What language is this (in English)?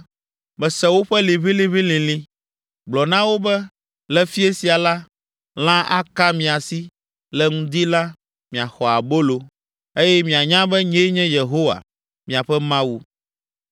Ewe